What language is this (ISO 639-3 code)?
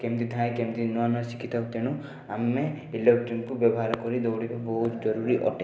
ori